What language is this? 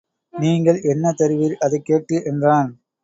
Tamil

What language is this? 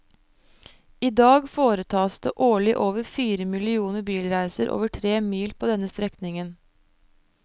Norwegian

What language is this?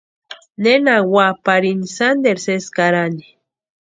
Western Highland Purepecha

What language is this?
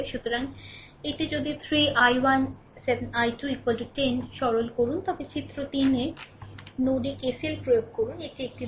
Bangla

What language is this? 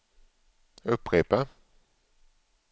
Swedish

